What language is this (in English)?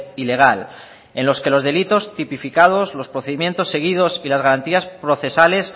Spanish